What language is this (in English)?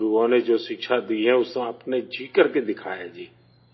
Urdu